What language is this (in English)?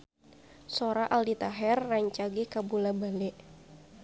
Sundanese